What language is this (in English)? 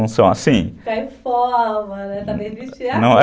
Portuguese